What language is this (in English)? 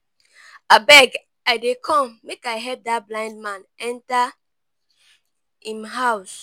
Nigerian Pidgin